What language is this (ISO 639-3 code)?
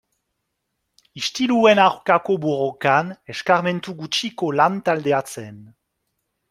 eus